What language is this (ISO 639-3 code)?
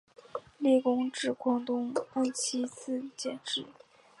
zho